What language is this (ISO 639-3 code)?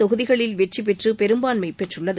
tam